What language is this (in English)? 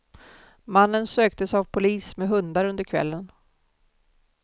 Swedish